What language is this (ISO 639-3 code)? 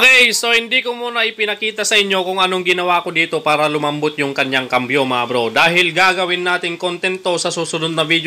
fil